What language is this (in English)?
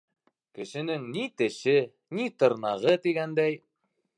Bashkir